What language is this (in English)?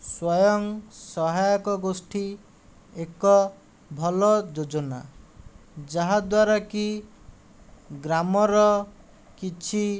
Odia